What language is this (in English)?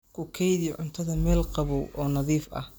Somali